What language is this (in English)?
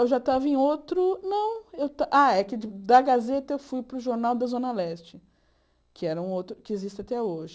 Portuguese